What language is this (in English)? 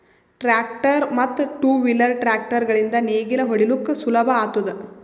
Kannada